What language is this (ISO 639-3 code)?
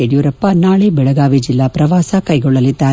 kan